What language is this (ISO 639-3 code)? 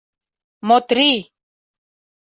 chm